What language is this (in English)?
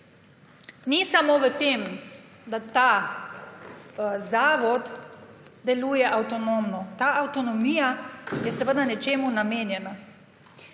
Slovenian